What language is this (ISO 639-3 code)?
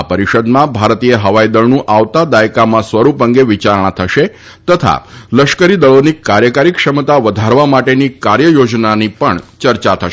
guj